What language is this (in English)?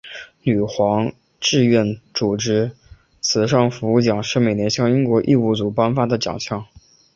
Chinese